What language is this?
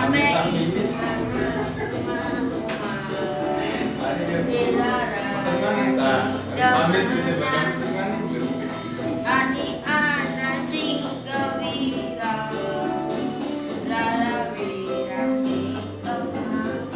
Indonesian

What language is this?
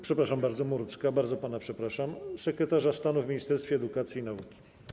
Polish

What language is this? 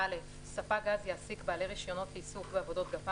Hebrew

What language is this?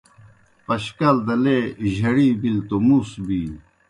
Kohistani Shina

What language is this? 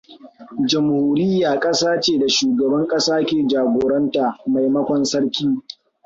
Hausa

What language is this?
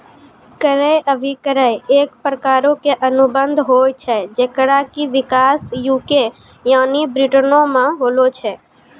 Maithili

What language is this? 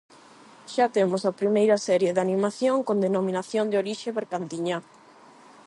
Galician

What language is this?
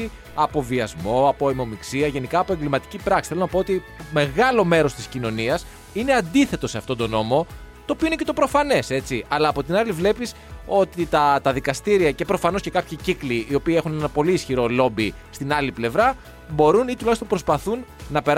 Greek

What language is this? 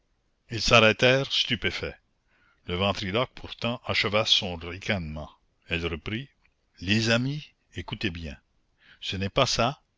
French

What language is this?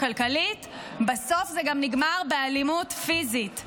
Hebrew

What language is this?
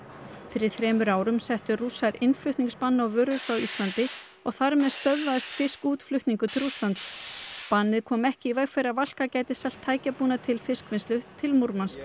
Icelandic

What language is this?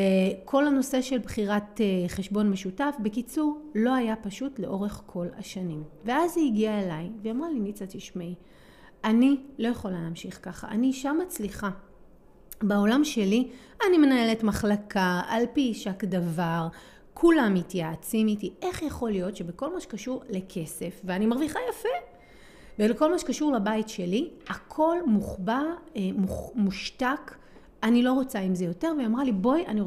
Hebrew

